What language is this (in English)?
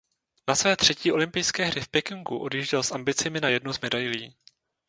Czech